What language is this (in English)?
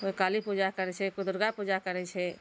Maithili